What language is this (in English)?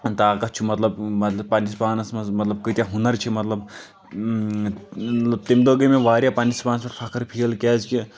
Kashmiri